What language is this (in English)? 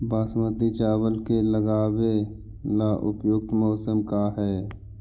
Magahi